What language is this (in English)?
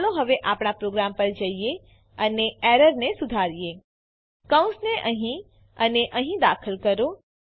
Gujarati